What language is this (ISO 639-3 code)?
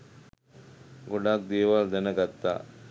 sin